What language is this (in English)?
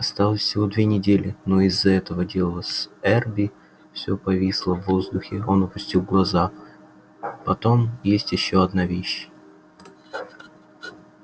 Russian